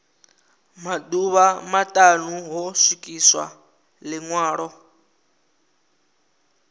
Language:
Venda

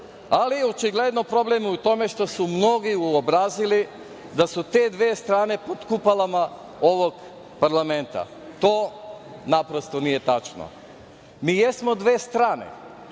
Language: Serbian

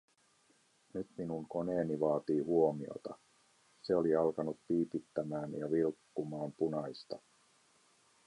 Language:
Finnish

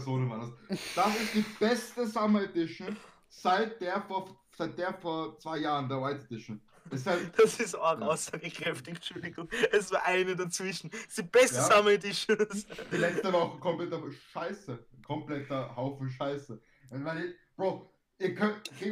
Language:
German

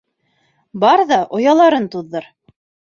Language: Bashkir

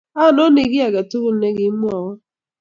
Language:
Kalenjin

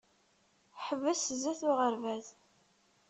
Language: Kabyle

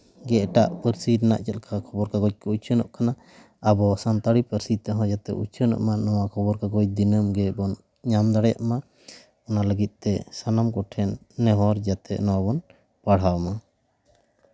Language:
Santali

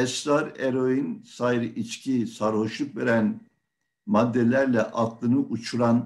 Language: Turkish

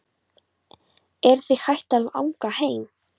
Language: Icelandic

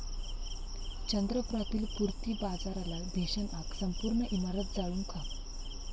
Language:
Marathi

